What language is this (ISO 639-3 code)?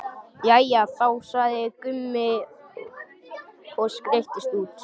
isl